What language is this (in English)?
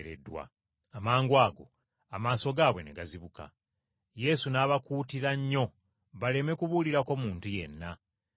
Ganda